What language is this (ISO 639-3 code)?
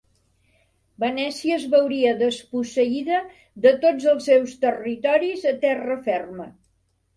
cat